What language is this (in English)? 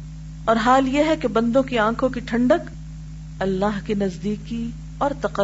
Urdu